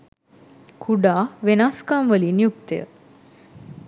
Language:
Sinhala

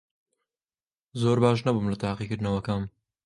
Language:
Central Kurdish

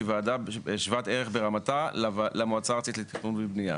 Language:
Hebrew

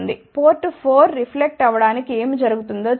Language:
Telugu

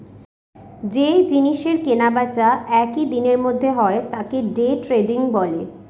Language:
Bangla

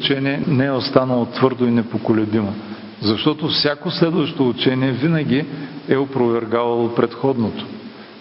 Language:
Bulgarian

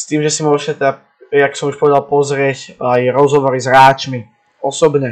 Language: Slovak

